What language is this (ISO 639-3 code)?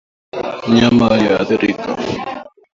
swa